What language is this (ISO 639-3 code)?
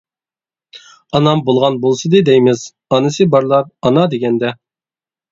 uig